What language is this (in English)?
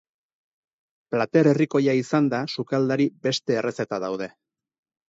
Basque